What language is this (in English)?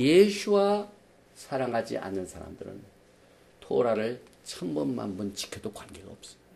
Korean